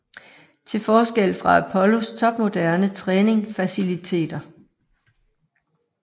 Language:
Danish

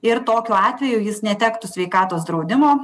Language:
Lithuanian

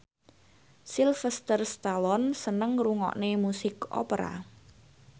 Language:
Javanese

